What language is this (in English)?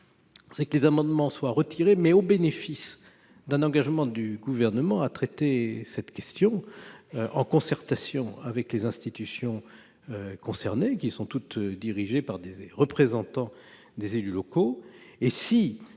French